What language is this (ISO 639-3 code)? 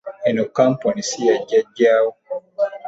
lug